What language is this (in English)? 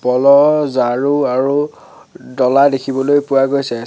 Assamese